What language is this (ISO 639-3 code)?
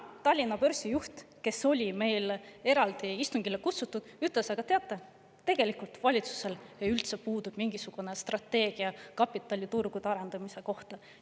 est